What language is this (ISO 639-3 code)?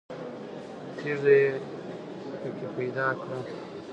pus